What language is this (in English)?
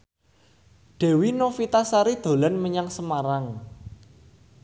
Javanese